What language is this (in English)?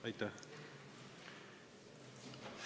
Estonian